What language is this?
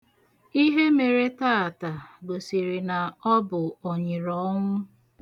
Igbo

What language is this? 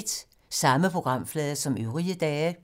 Danish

